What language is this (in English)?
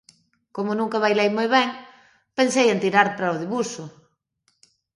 Galician